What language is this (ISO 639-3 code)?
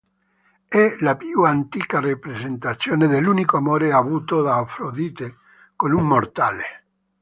ita